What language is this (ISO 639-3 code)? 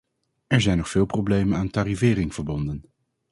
nld